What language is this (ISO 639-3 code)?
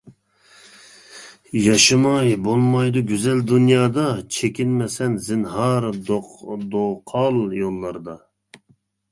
uig